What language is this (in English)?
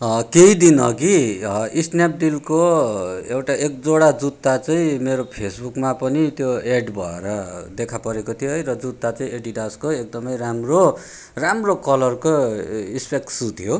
Nepali